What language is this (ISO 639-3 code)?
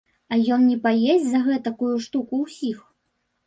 bel